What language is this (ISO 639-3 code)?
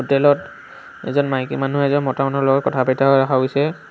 asm